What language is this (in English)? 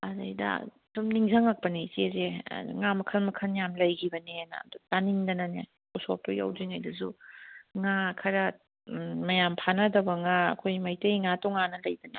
Manipuri